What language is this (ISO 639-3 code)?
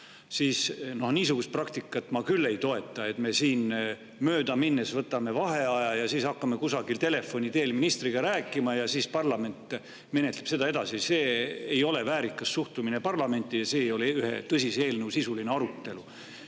est